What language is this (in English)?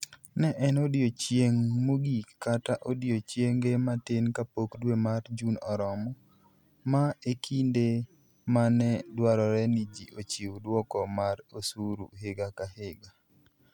Luo (Kenya and Tanzania)